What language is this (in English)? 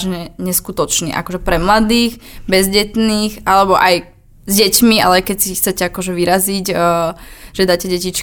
Slovak